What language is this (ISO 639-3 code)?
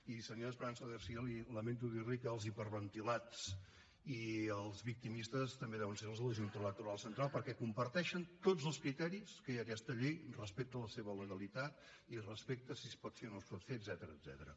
cat